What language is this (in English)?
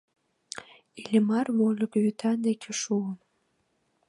Mari